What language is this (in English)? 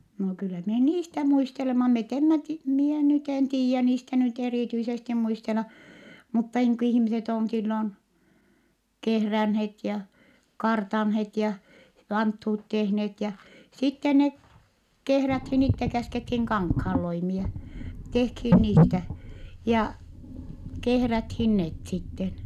Finnish